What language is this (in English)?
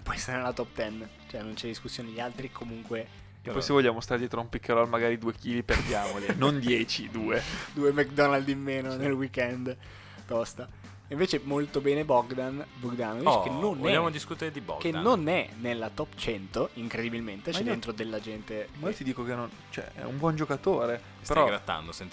Italian